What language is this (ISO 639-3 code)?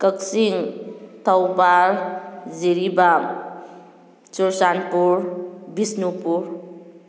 mni